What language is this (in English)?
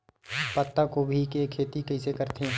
Chhattisgarhi